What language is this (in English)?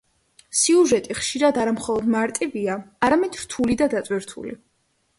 Georgian